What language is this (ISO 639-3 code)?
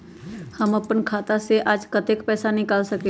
mag